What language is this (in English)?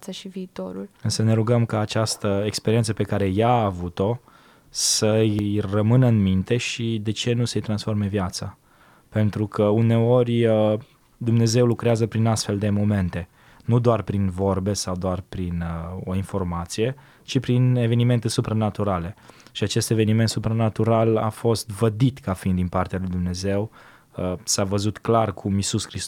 Romanian